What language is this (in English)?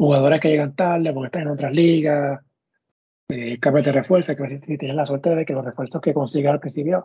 Spanish